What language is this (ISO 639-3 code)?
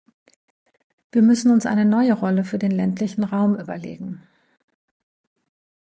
deu